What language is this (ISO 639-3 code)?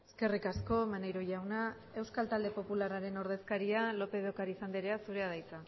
eus